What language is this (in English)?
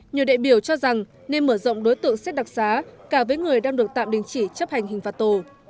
Vietnamese